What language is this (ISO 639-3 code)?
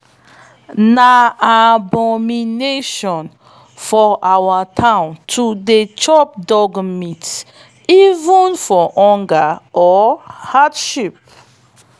pcm